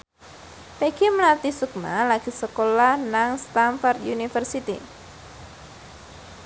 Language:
Javanese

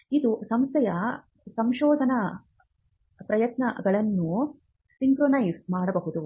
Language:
Kannada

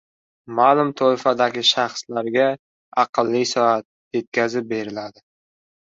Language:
Uzbek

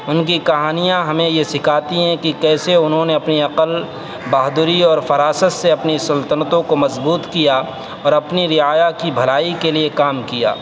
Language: Urdu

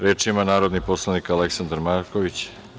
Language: Serbian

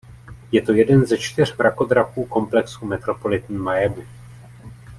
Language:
Czech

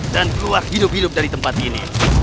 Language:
Indonesian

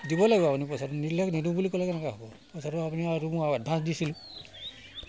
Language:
Assamese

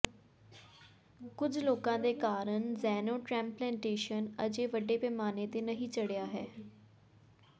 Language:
Punjabi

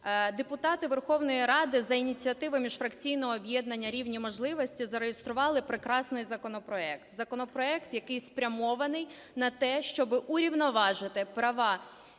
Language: Ukrainian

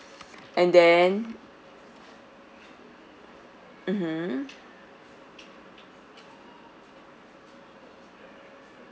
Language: English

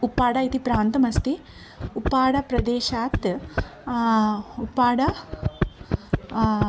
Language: Sanskrit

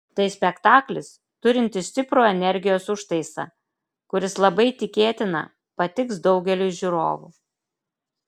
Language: Lithuanian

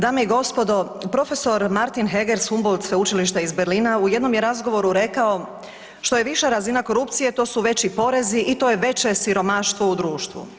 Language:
Croatian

